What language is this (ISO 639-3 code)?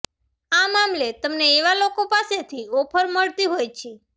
guj